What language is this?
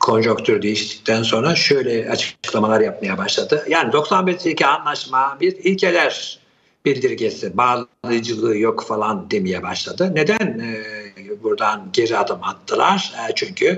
Turkish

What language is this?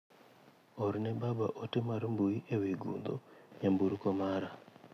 Luo (Kenya and Tanzania)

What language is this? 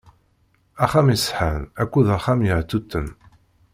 Kabyle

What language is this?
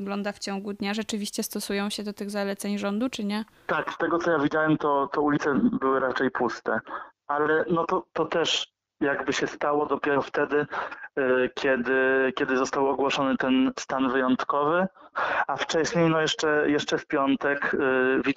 Polish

